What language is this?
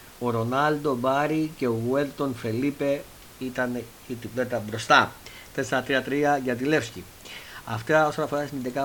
Greek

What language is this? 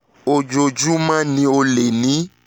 Yoruba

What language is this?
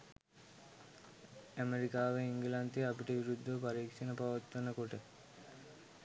Sinhala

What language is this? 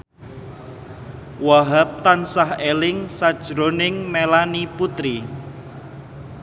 Javanese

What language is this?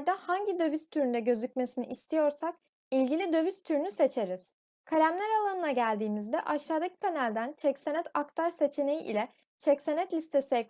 Turkish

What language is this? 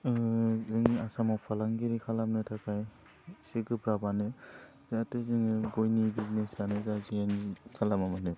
Bodo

